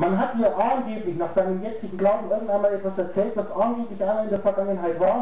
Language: German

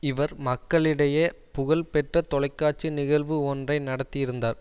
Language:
Tamil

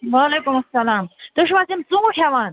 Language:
Kashmiri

